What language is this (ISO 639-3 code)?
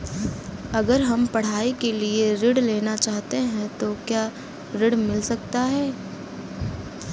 hin